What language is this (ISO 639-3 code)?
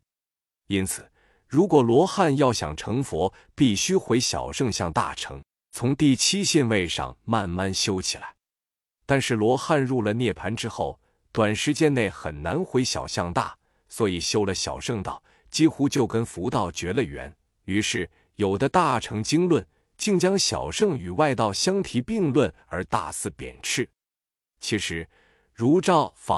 zho